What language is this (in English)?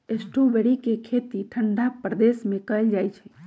Magahi